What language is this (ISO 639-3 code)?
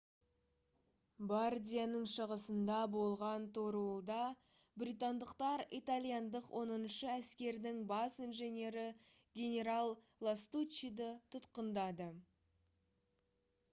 kaz